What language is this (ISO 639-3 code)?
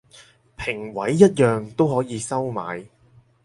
yue